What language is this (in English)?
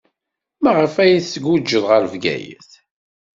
Kabyle